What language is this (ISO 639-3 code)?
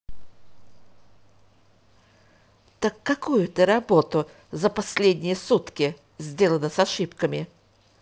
rus